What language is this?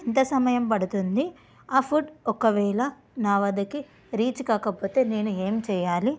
Telugu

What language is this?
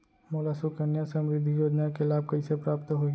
Chhattisgarhi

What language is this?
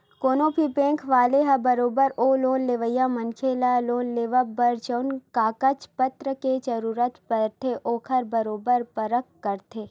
Chhattisgarhi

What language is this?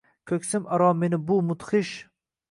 Uzbek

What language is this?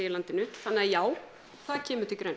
Icelandic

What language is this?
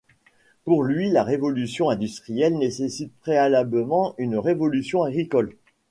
French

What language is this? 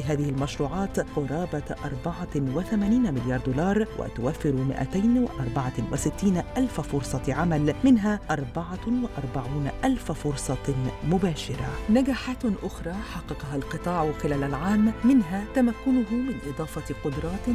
Arabic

